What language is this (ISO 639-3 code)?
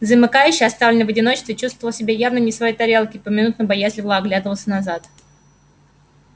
rus